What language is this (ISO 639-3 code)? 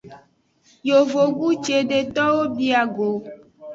ajg